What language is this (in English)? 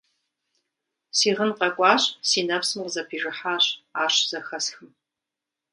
Kabardian